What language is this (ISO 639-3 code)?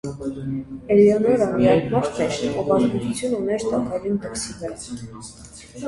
hye